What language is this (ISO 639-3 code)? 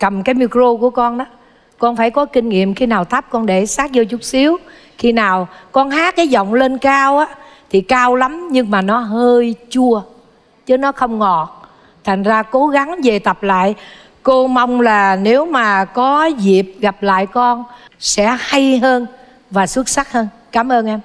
vie